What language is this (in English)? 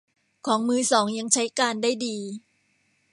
Thai